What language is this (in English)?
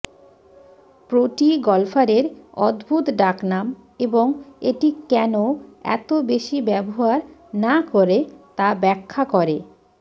Bangla